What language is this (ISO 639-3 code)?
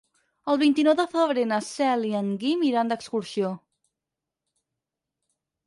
cat